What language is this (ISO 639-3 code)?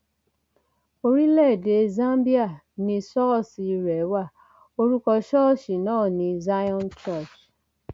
yor